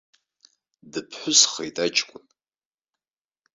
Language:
Abkhazian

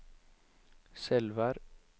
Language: Norwegian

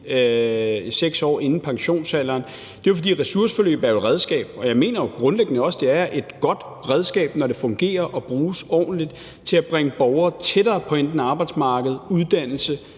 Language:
Danish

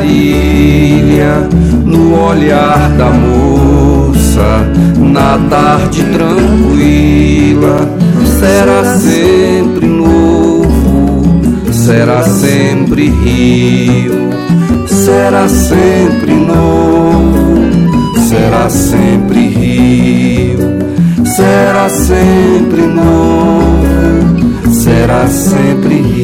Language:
Portuguese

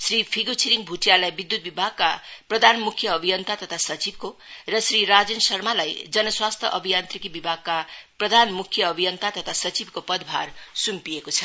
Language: Nepali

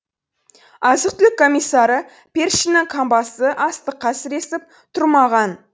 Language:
Kazakh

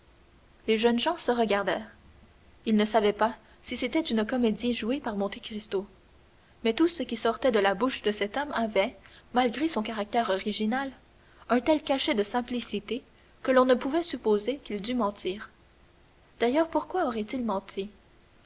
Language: French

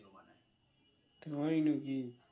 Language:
Bangla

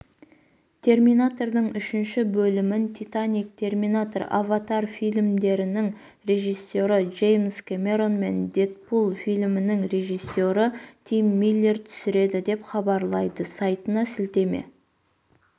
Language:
Kazakh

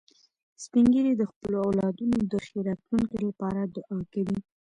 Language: Pashto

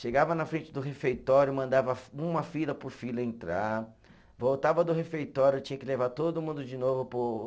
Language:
Portuguese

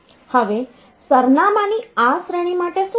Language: Gujarati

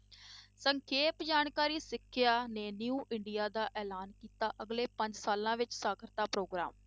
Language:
Punjabi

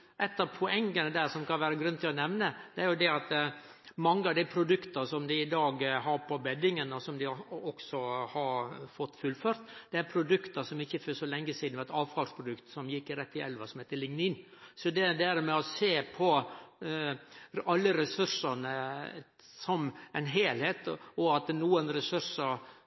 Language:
Norwegian Nynorsk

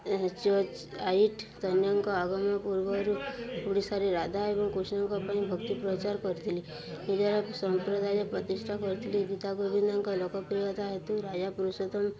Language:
Odia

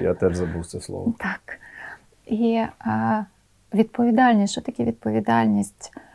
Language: Ukrainian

